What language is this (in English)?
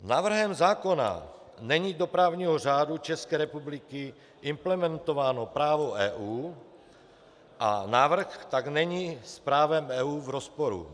Czech